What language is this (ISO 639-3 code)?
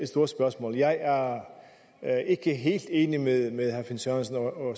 dan